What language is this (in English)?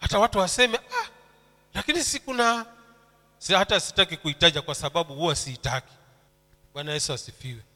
Swahili